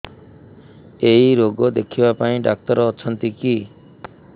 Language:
Odia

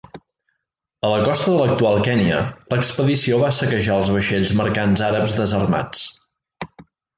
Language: Catalan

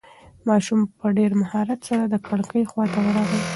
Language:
Pashto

